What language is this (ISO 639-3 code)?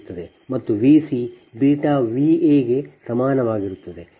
kan